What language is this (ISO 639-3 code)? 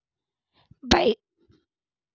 mai